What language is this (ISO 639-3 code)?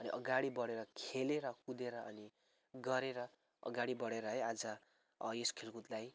nep